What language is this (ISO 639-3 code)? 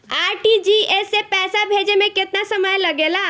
bho